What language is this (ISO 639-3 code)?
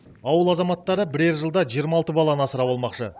kaz